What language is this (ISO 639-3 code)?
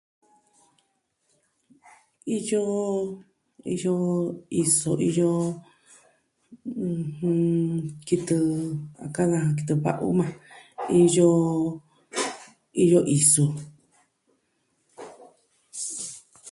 meh